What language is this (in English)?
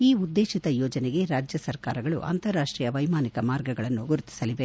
Kannada